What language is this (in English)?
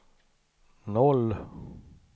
Swedish